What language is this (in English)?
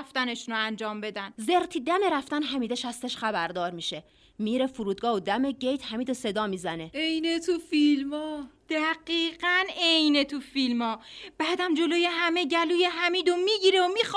Persian